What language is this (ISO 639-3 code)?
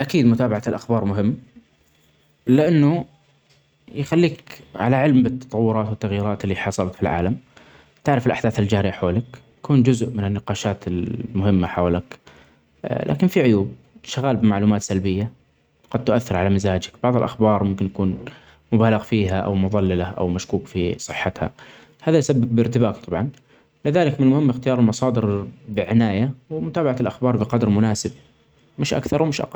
acx